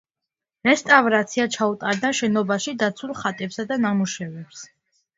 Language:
Georgian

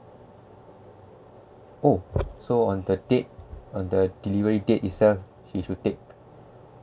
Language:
English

